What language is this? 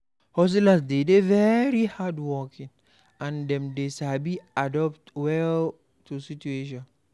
Nigerian Pidgin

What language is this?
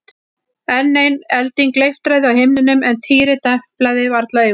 Icelandic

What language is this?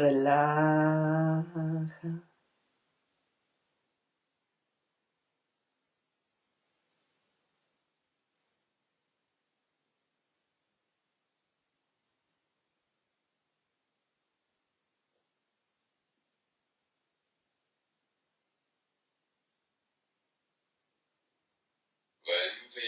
Spanish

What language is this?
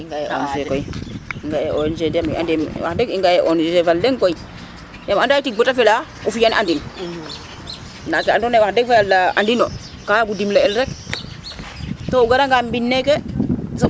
Serer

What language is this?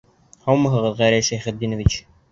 Bashkir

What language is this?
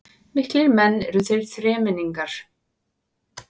Icelandic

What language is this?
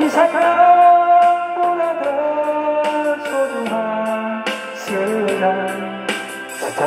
Korean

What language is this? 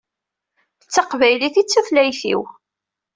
Kabyle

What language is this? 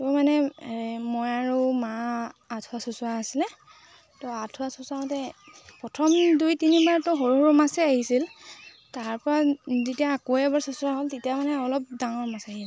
Assamese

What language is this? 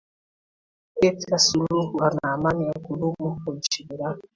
Swahili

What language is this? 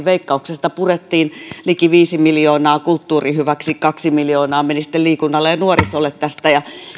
Finnish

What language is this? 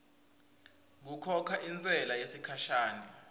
Swati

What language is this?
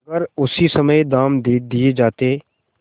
Hindi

